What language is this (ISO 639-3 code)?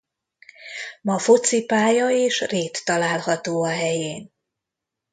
hun